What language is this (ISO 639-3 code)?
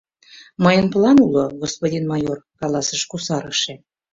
chm